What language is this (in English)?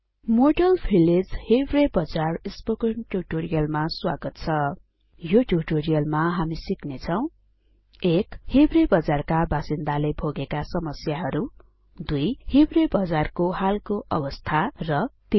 Nepali